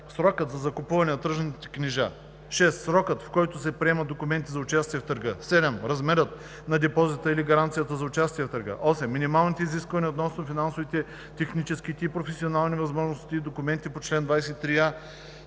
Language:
Bulgarian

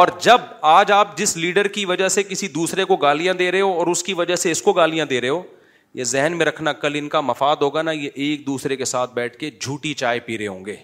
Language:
Urdu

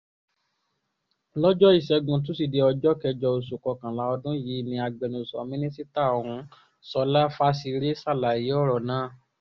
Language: Yoruba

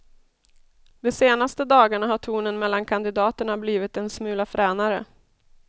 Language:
Swedish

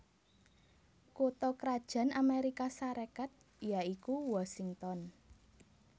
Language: Javanese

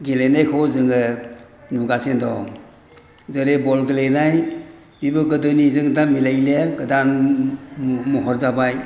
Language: Bodo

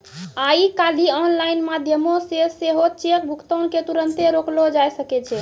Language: Maithili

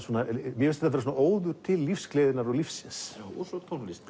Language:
Icelandic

